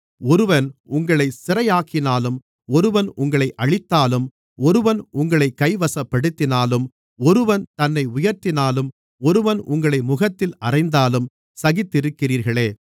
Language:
Tamil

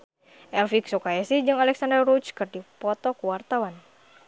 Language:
Sundanese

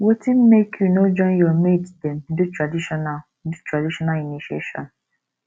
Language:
Nigerian Pidgin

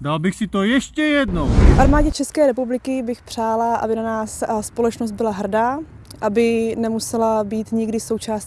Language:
Czech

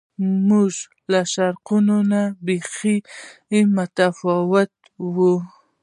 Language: Pashto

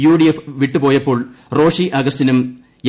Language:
Malayalam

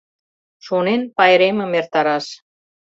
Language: Mari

